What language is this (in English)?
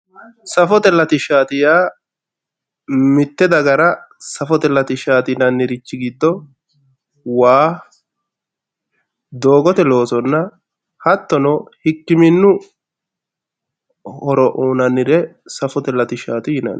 Sidamo